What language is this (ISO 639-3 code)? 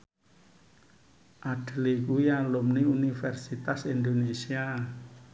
jav